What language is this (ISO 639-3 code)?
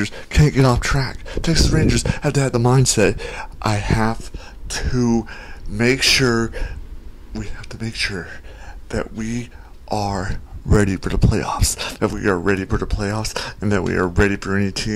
eng